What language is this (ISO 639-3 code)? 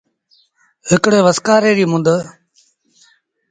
sbn